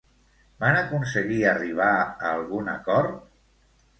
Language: Catalan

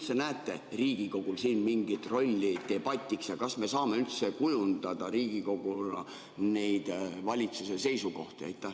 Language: Estonian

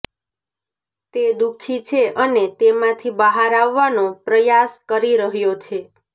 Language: Gujarati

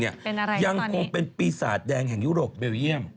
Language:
Thai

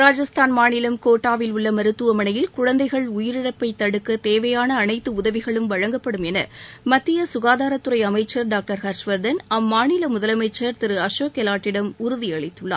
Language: Tamil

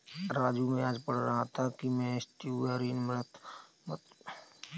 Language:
Hindi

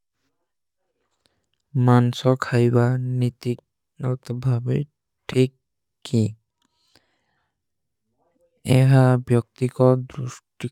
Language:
Kui (India)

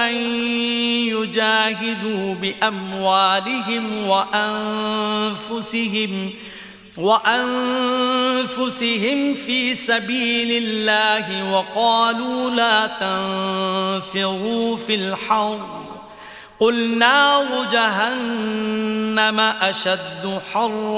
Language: Arabic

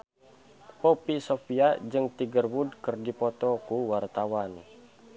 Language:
Sundanese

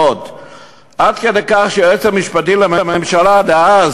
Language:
Hebrew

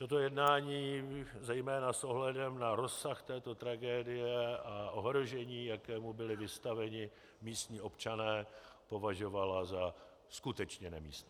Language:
Czech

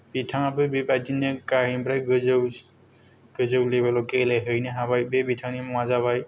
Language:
Bodo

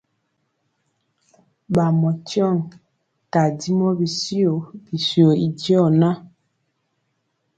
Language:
Mpiemo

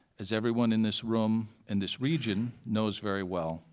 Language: English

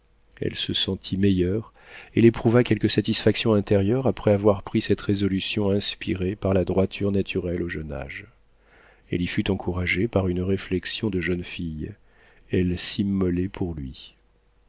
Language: French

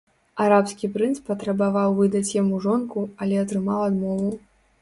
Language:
Belarusian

